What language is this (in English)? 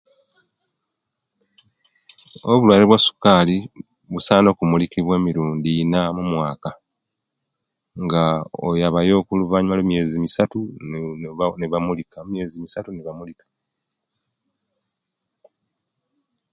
Kenyi